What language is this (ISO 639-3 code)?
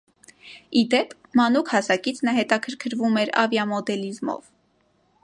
hye